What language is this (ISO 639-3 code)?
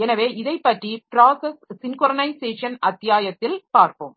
tam